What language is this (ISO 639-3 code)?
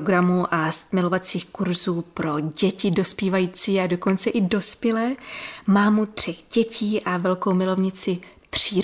ces